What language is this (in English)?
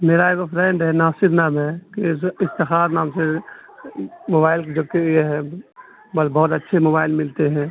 Urdu